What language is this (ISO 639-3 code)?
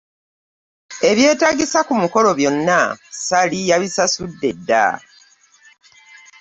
lug